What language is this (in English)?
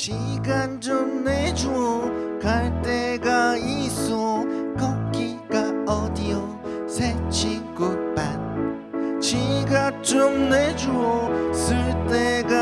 Korean